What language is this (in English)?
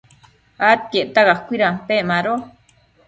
Matsés